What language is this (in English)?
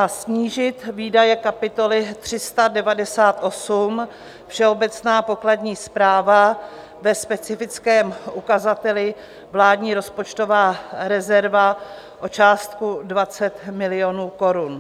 Czech